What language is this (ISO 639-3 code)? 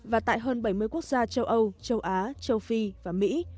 vie